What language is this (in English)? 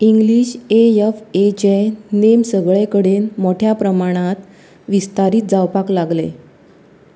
Konkani